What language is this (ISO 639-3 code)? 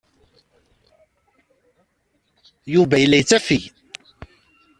kab